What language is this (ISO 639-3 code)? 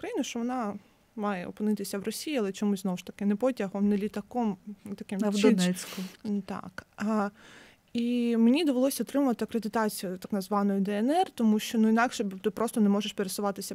ukr